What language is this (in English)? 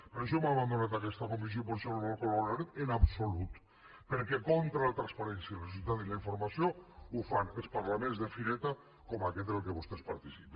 Catalan